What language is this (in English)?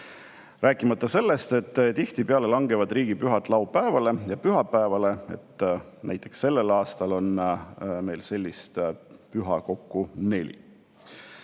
Estonian